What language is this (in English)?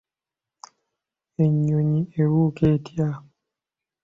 Ganda